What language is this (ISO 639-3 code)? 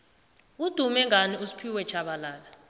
nbl